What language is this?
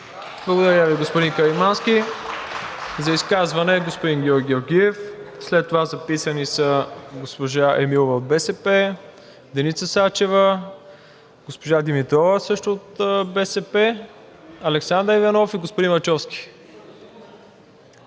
Bulgarian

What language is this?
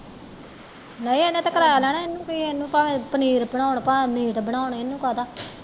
Punjabi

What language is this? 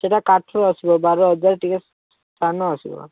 Odia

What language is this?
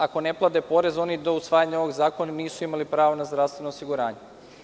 Serbian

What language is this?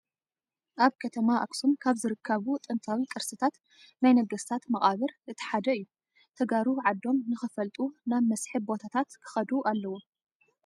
Tigrinya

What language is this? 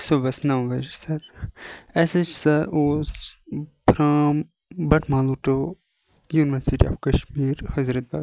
Kashmiri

